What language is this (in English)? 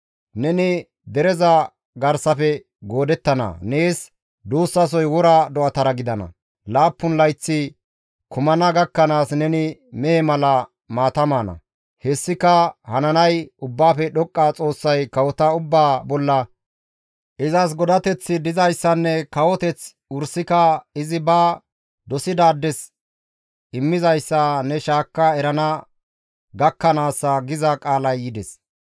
Gamo